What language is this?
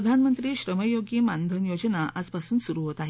Marathi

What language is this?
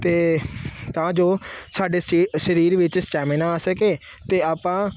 Punjabi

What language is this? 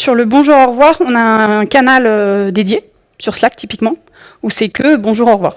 French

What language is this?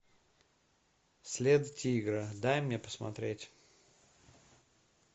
Russian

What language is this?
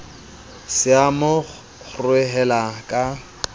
Southern Sotho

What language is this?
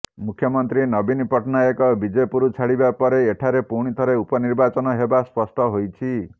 Odia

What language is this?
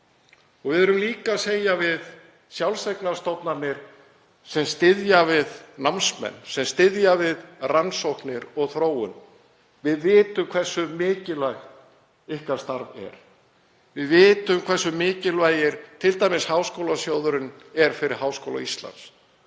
Icelandic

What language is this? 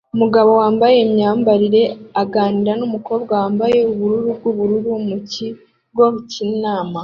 Kinyarwanda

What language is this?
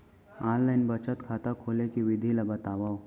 Chhattisgarhi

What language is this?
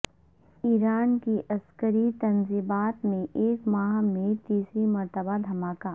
Urdu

